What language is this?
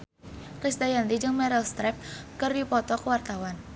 Sundanese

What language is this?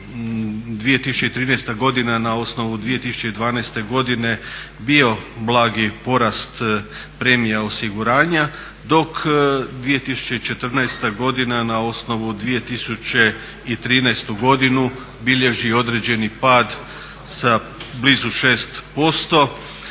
Croatian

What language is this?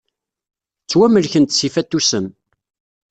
Kabyle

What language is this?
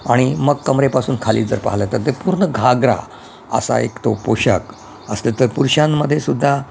Marathi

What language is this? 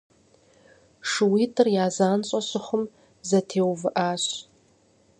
Kabardian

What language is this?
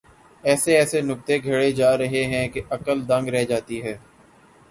Urdu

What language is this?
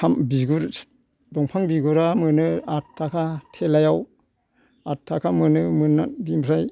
Bodo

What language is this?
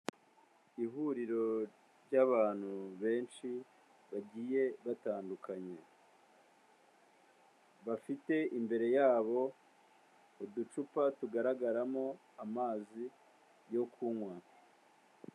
Kinyarwanda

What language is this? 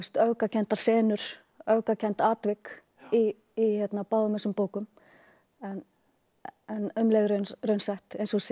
Icelandic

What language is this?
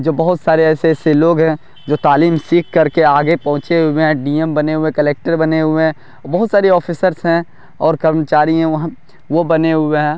Urdu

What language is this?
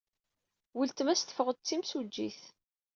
Kabyle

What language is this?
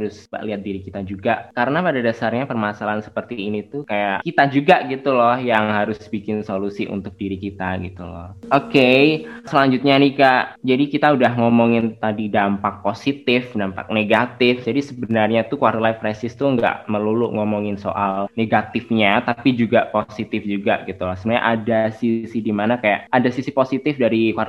Indonesian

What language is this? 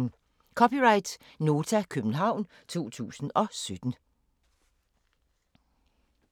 Danish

